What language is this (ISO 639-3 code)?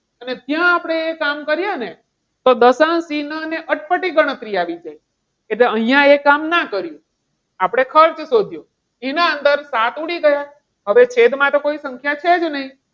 guj